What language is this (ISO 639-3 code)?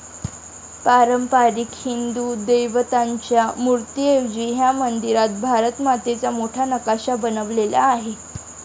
mar